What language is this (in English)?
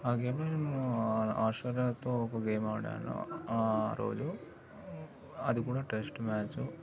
Telugu